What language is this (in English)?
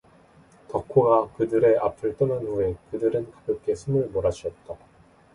Korean